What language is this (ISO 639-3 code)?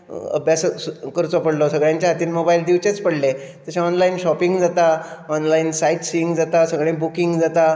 kok